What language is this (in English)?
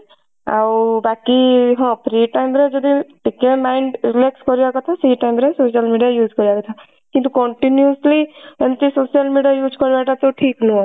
Odia